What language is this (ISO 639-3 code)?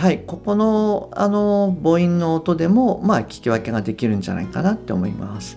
jpn